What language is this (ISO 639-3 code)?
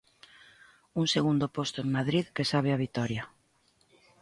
glg